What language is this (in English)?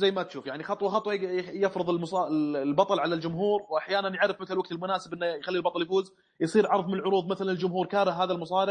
Arabic